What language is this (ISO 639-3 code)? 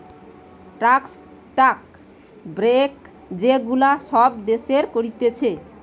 ben